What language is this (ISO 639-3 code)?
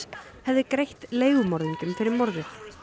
isl